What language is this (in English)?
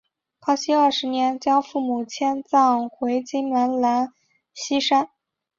Chinese